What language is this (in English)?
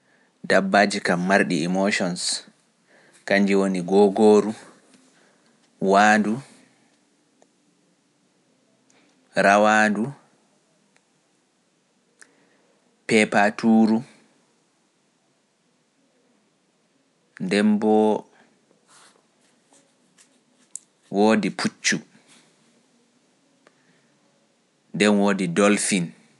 Pular